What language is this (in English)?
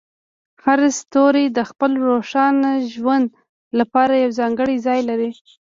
Pashto